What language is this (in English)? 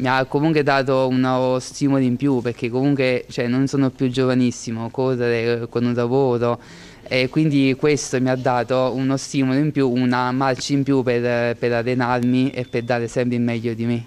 Italian